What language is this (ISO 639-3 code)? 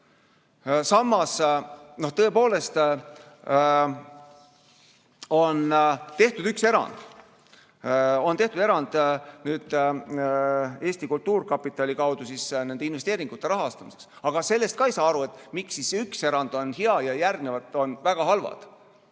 est